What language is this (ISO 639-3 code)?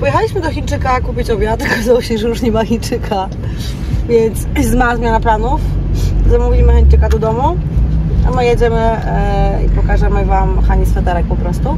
pol